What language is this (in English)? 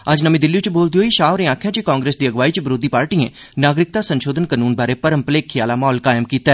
Dogri